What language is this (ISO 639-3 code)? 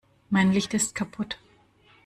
deu